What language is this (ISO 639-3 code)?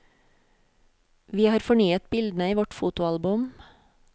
nor